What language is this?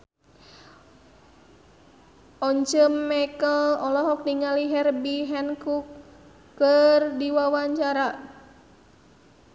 Sundanese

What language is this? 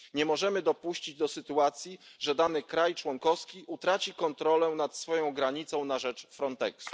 Polish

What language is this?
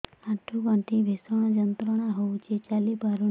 Odia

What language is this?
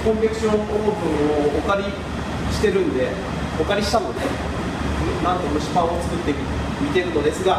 Japanese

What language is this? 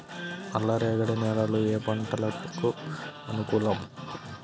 Telugu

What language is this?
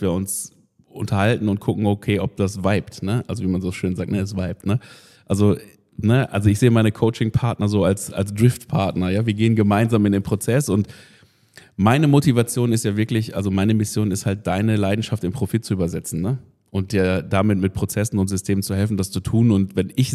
German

